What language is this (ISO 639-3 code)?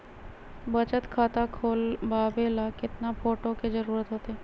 mag